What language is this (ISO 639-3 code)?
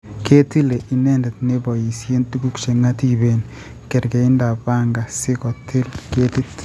kln